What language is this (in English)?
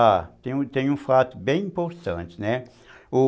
Portuguese